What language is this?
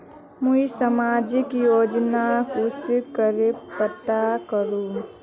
Magahi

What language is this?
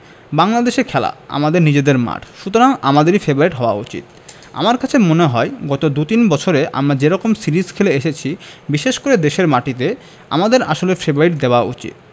Bangla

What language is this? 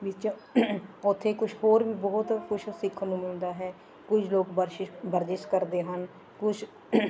Punjabi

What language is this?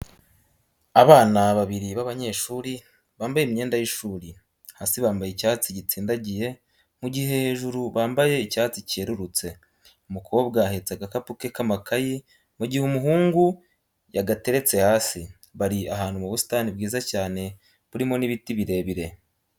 Kinyarwanda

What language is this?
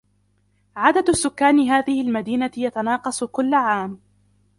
Arabic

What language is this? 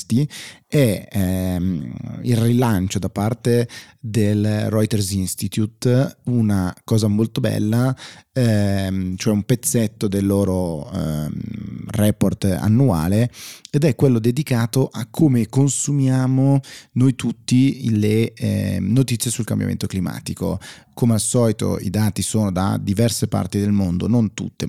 Italian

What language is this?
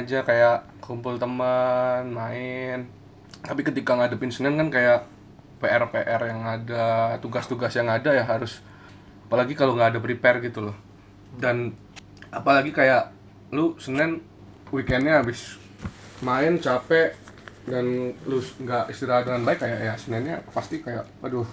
Indonesian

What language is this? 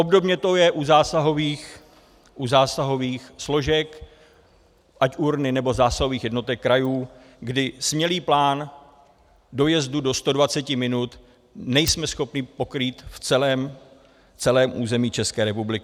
Czech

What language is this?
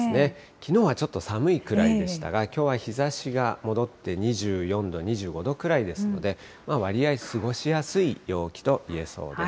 Japanese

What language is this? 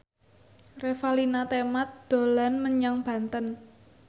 Javanese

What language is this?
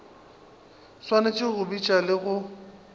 Northern Sotho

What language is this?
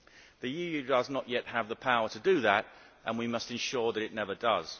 English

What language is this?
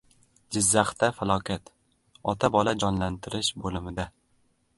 Uzbek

